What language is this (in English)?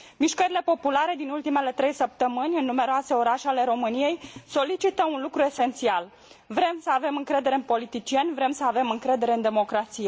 Romanian